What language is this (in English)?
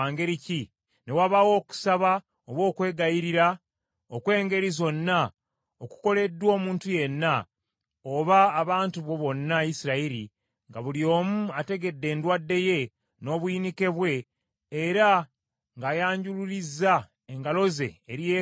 Ganda